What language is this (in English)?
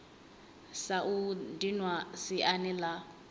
Venda